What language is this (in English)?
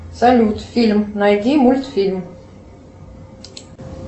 Russian